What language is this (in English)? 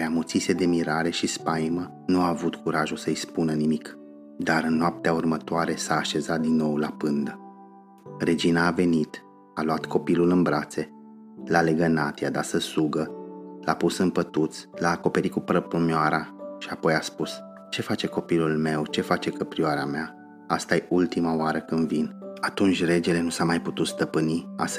Romanian